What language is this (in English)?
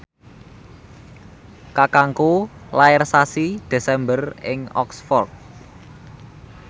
Javanese